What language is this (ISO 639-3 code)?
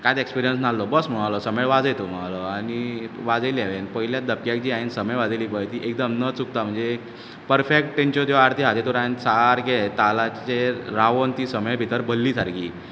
kok